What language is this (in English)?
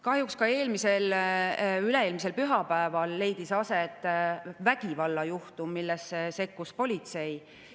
Estonian